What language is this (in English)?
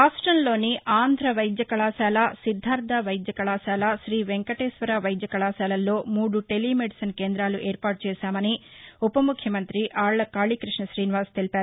Telugu